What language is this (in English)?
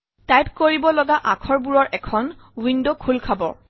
Assamese